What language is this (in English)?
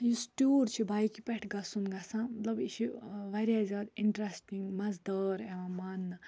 Kashmiri